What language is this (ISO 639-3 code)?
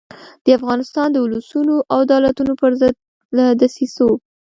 pus